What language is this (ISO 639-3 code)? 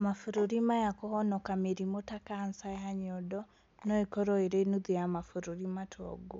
kik